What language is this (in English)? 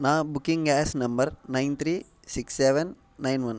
Telugu